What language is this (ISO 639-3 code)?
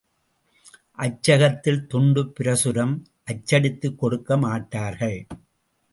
tam